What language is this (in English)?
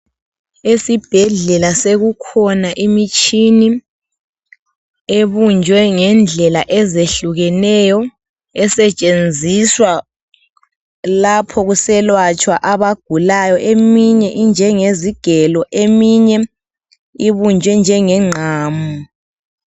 North Ndebele